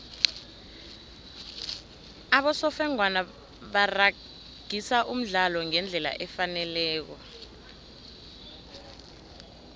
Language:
South Ndebele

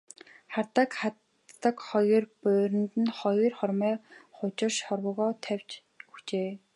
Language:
Mongolian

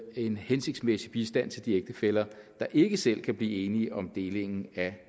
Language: Danish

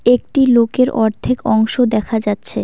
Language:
Bangla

